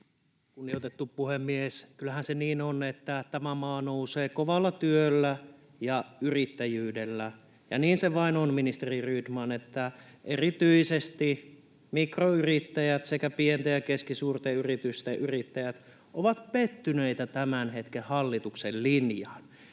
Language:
Finnish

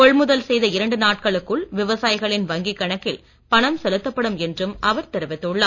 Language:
Tamil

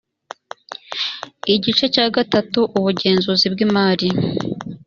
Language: Kinyarwanda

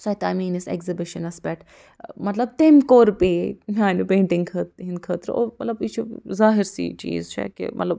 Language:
Kashmiri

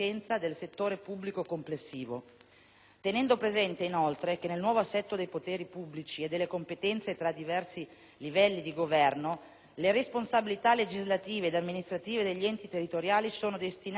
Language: Italian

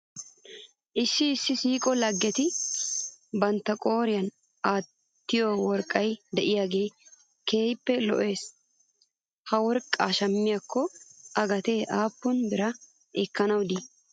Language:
Wolaytta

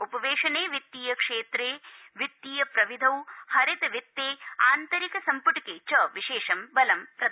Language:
Sanskrit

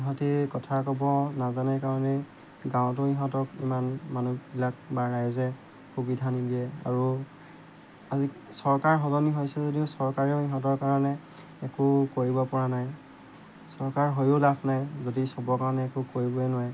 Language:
Assamese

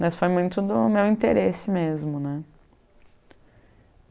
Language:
Portuguese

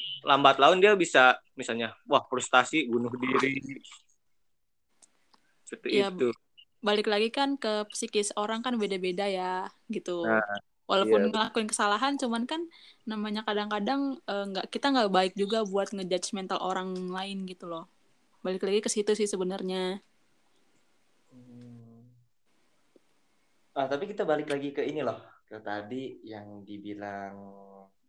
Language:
Indonesian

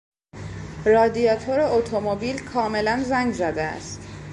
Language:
Persian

